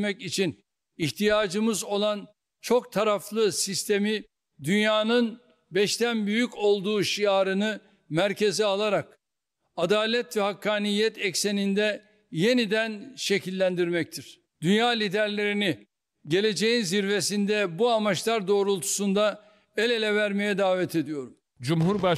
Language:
Turkish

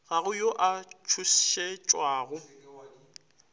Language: Northern Sotho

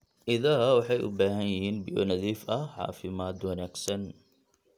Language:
Somali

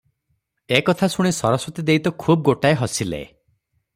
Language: Odia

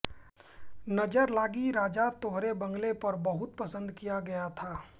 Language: Hindi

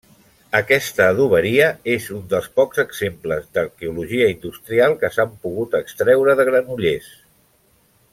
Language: Catalan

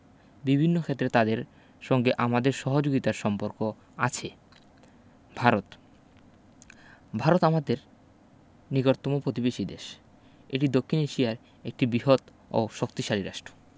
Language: Bangla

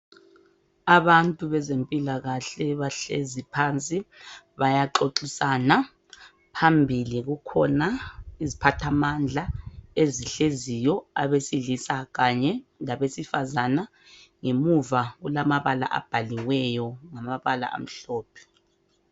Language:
North Ndebele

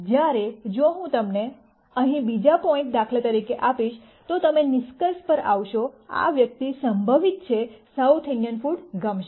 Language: Gujarati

